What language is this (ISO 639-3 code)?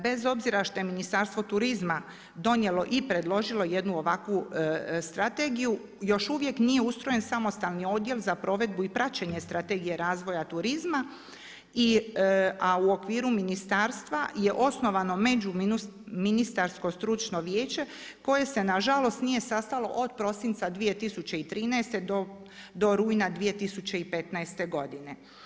hrv